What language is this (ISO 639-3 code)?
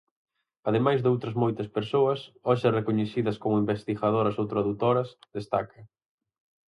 glg